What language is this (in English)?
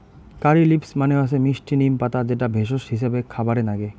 Bangla